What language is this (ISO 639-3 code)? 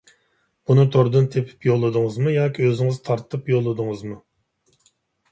uig